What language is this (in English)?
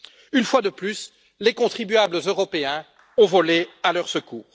French